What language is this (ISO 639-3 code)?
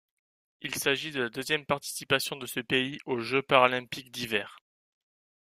fra